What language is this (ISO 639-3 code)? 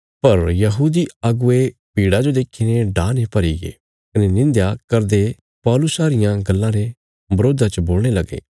kfs